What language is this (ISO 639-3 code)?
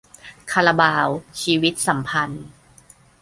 tha